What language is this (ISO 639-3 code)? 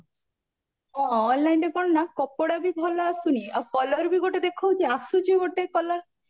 ori